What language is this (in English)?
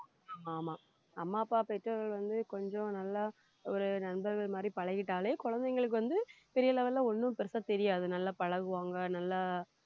Tamil